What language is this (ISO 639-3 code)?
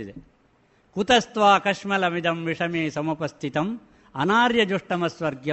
kan